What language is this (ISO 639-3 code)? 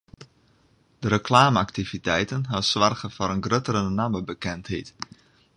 fry